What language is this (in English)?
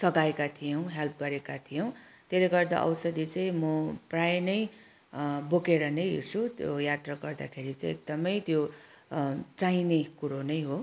Nepali